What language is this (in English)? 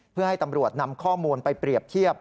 Thai